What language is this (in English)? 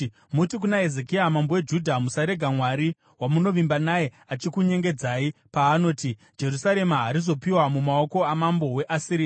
Shona